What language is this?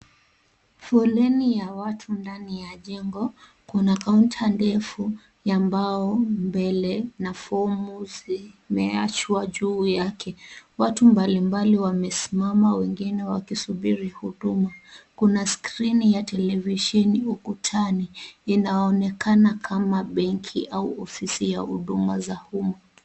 Swahili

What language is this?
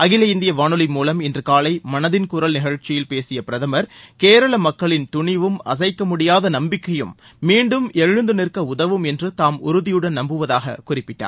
Tamil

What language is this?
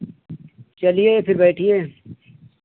Hindi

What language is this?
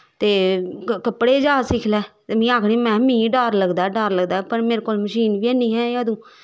Dogri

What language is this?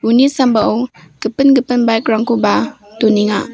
Garo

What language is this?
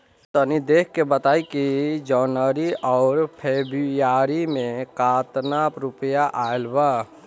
Bhojpuri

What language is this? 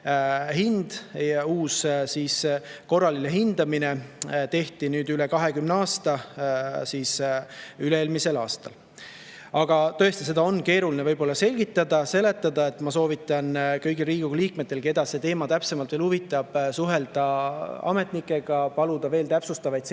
Estonian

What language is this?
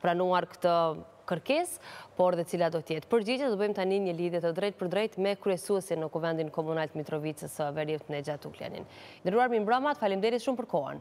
Romanian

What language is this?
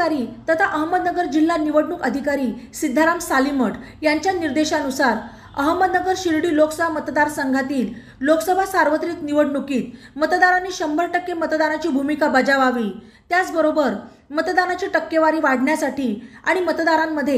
Marathi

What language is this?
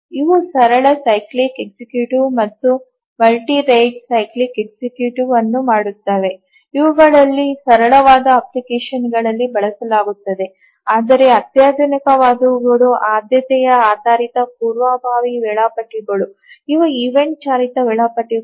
Kannada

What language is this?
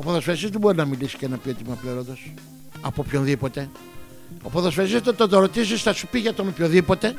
Greek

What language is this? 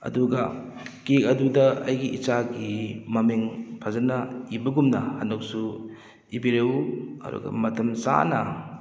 Manipuri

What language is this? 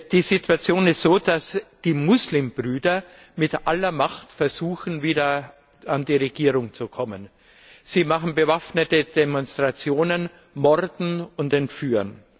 German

